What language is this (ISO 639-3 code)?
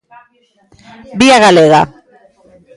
glg